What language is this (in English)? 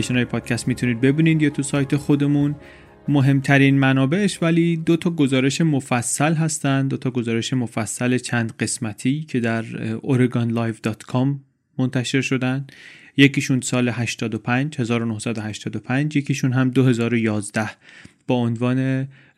Persian